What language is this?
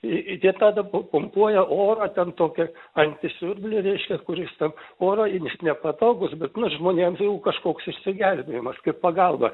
Lithuanian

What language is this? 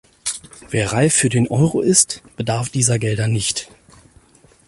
German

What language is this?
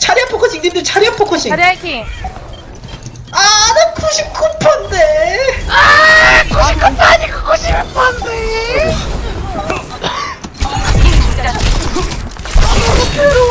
Korean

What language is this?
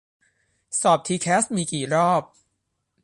Thai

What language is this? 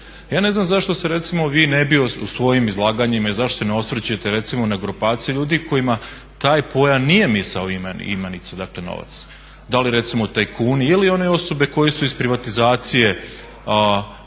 Croatian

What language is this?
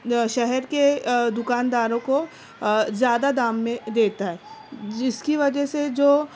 Urdu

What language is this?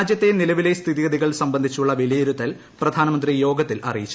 Malayalam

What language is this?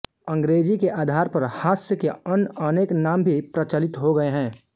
Hindi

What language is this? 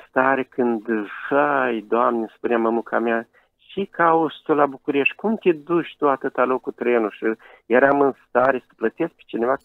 Romanian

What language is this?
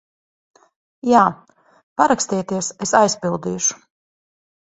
Latvian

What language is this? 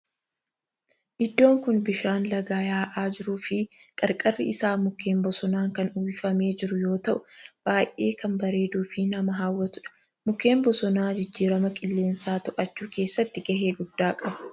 Oromo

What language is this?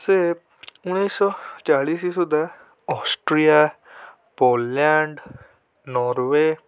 Odia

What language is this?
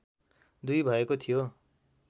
Nepali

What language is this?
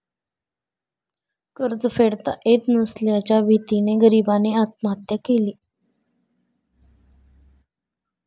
Marathi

